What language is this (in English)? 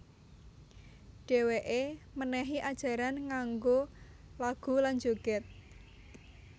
Javanese